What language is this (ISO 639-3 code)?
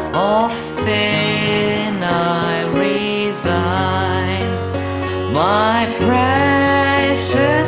eng